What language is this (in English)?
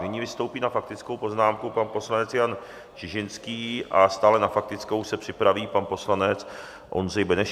Czech